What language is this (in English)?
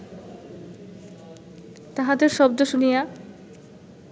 Bangla